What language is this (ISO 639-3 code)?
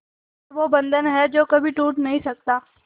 hin